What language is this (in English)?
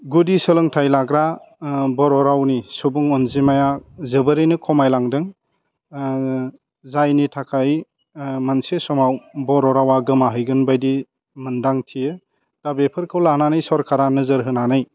Bodo